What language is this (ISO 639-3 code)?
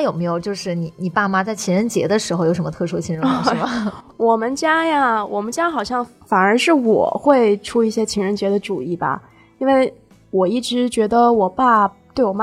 zho